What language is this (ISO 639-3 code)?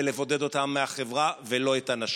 heb